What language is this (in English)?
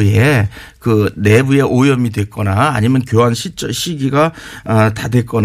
Korean